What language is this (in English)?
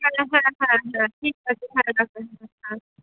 Bangla